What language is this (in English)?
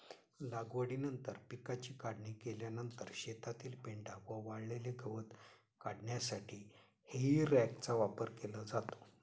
Marathi